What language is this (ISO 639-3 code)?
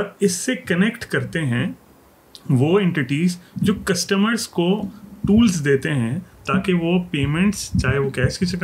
urd